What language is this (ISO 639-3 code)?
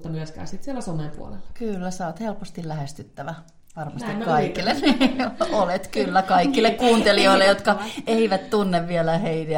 fin